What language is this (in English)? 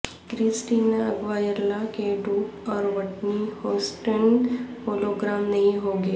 Urdu